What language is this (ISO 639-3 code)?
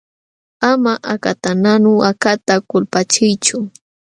qxw